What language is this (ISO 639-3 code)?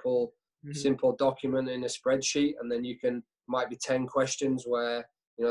eng